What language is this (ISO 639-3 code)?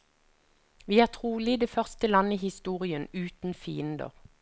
nor